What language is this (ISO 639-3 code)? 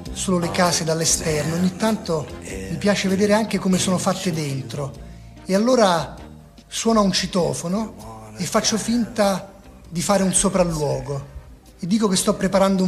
ita